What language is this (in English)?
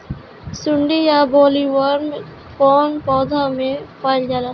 Bhojpuri